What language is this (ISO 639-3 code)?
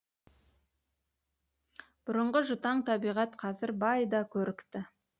kaz